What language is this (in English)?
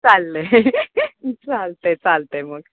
Marathi